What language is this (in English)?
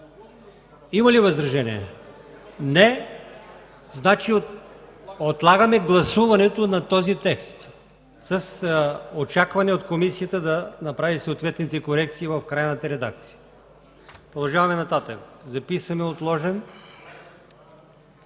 Bulgarian